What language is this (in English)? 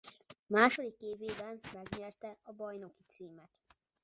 Hungarian